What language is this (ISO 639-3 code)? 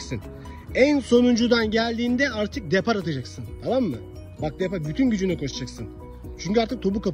tur